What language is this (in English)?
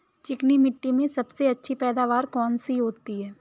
Hindi